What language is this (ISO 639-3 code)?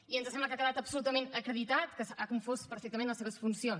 cat